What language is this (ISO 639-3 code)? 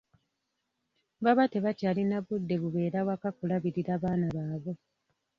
lug